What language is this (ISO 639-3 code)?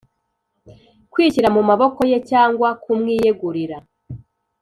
kin